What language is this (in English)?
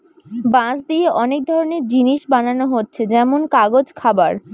Bangla